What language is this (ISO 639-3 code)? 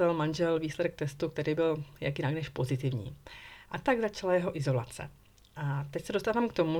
ces